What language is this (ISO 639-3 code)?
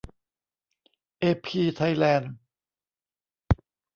tha